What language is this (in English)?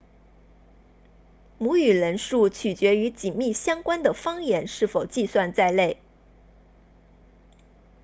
Chinese